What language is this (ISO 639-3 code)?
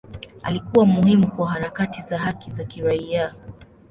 swa